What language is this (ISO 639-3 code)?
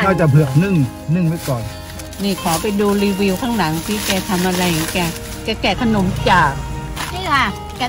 tha